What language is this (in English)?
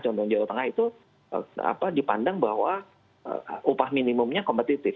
Indonesian